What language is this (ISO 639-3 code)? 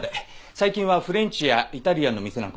jpn